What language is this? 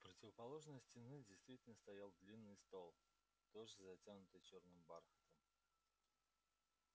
Russian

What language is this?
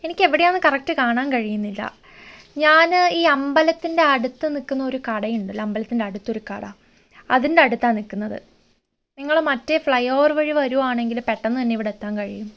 Malayalam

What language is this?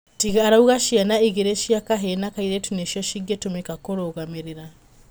Kikuyu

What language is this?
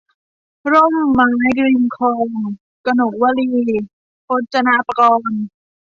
Thai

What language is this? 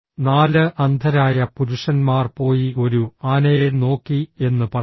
Malayalam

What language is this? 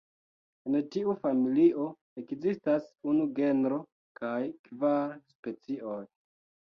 Esperanto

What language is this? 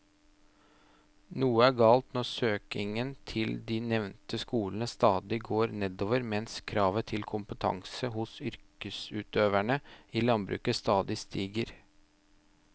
Norwegian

